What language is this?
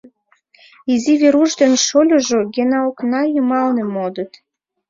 Mari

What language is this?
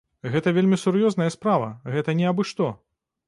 Belarusian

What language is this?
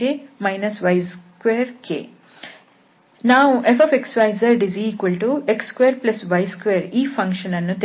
Kannada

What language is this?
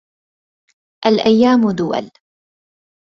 Arabic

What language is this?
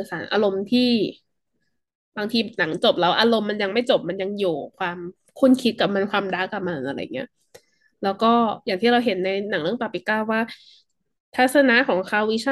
Thai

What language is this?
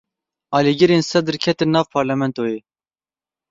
Kurdish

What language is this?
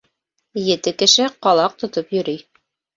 Bashkir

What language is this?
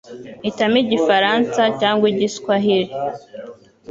Kinyarwanda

